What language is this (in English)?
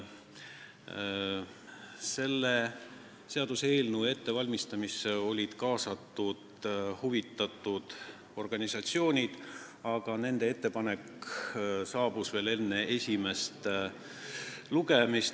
Estonian